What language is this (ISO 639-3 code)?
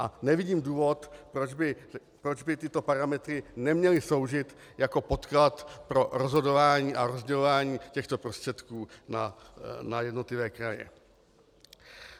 ces